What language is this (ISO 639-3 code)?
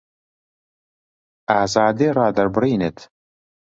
ckb